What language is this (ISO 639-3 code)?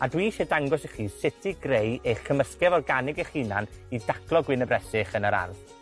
cym